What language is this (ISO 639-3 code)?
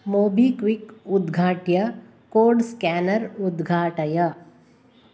san